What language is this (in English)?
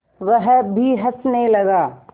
Hindi